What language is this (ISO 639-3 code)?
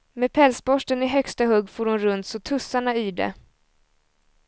swe